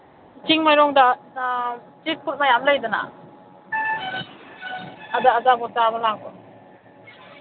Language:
Manipuri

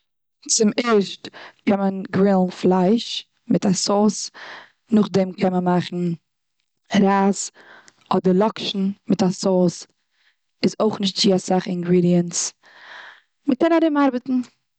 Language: Yiddish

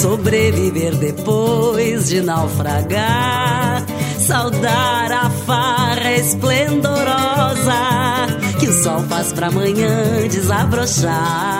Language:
Portuguese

